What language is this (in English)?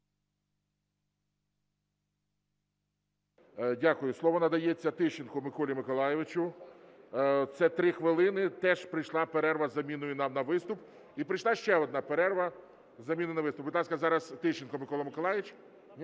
Ukrainian